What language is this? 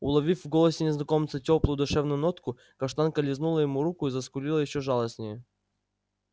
Russian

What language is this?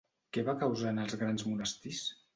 Catalan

